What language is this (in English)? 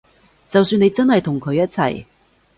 Cantonese